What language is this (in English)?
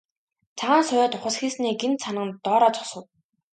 Mongolian